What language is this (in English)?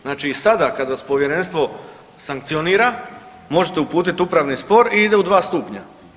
Croatian